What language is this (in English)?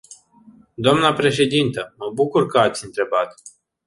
Romanian